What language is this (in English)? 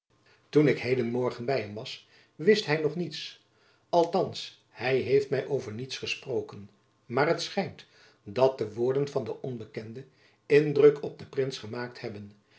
Dutch